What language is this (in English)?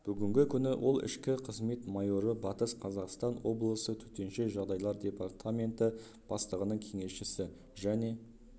Kazakh